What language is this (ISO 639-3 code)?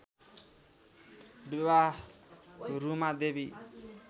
nep